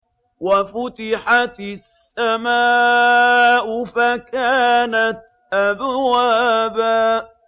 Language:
Arabic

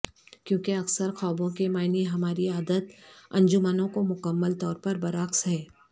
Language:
Urdu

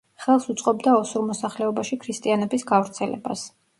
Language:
Georgian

